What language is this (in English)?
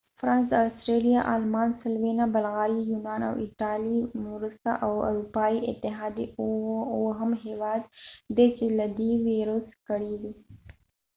Pashto